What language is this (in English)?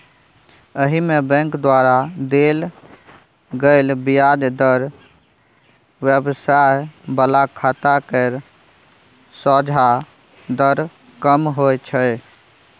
Maithili